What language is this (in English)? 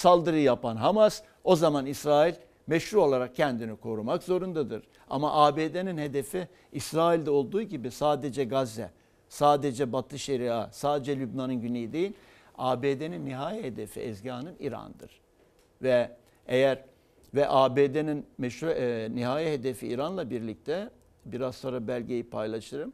Turkish